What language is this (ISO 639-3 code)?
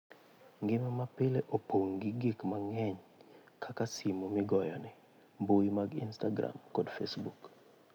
luo